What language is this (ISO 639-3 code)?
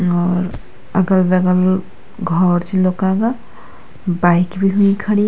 gbm